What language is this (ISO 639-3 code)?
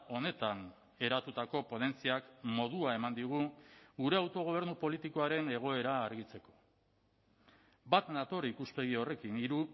eus